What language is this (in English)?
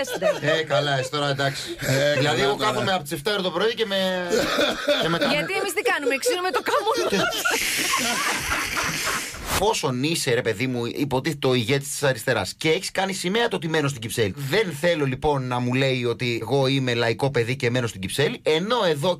Greek